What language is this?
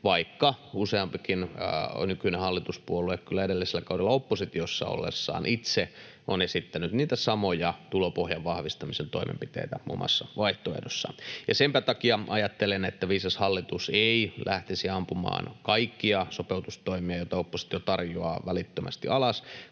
Finnish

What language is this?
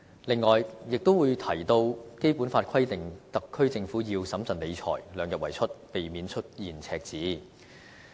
Cantonese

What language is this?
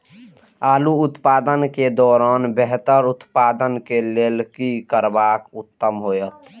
Maithili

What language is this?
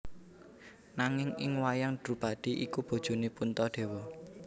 Javanese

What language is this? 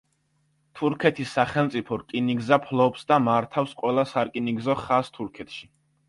Georgian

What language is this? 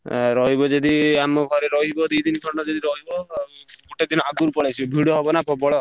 Odia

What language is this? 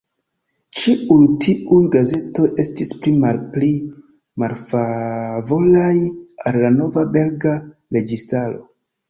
Esperanto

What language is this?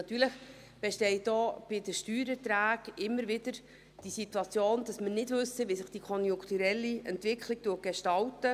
Swiss German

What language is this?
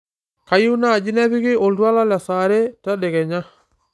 Masai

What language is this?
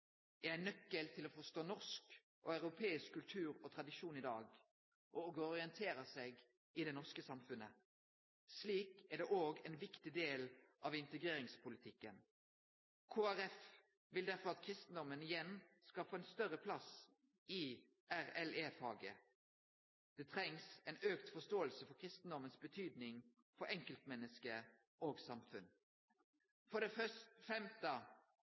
Norwegian Nynorsk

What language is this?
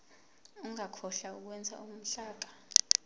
Zulu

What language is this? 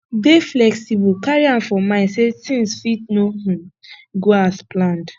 Nigerian Pidgin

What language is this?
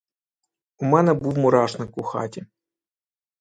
Ukrainian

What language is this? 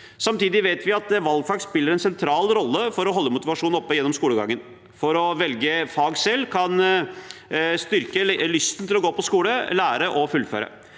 Norwegian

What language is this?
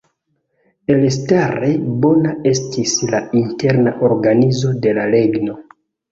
Esperanto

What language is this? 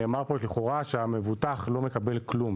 Hebrew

